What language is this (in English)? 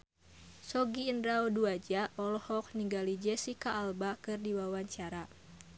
Sundanese